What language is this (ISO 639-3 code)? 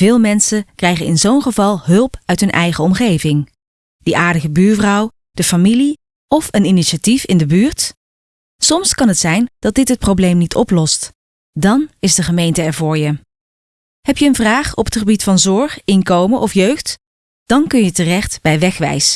nld